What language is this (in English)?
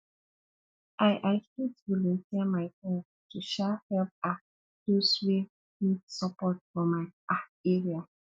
Nigerian Pidgin